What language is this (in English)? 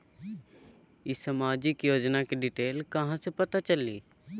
Magahi